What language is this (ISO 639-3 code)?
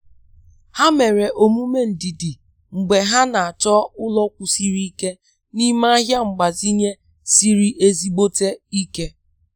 ibo